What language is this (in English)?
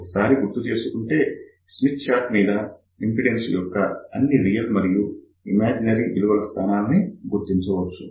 Telugu